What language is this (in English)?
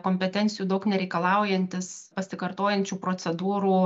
Lithuanian